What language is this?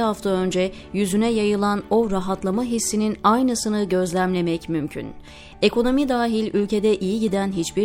Turkish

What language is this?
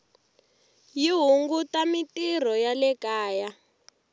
Tsonga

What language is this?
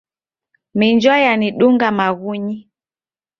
Taita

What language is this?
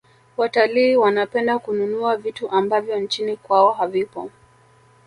Swahili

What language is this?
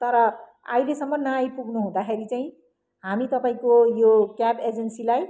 Nepali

